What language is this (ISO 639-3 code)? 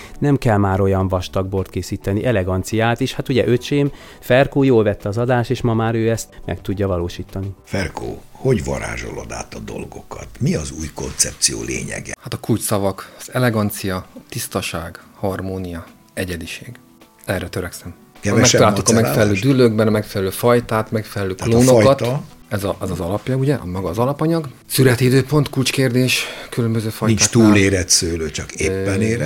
hun